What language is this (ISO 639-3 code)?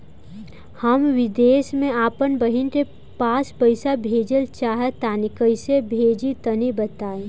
bho